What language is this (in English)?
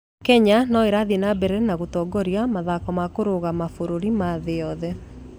Kikuyu